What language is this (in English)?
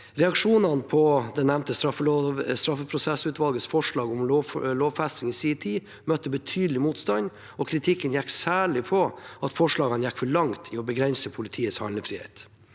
Norwegian